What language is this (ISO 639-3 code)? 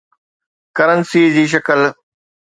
snd